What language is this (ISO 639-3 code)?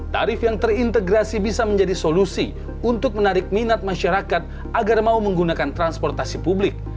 ind